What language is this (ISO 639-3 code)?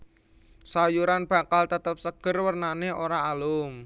jav